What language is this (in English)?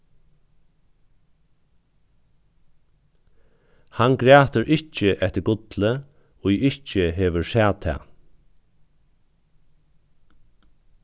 Faroese